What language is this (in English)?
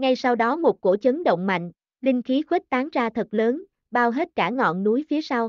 Vietnamese